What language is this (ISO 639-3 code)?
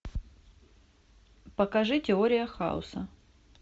rus